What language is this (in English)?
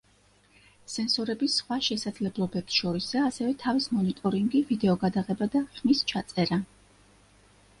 Georgian